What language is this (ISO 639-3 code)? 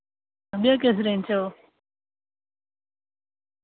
doi